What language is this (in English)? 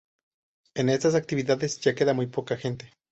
Spanish